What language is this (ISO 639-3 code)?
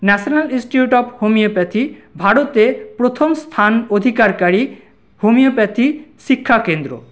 ben